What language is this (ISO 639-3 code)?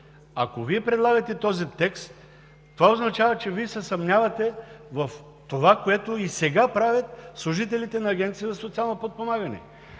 bul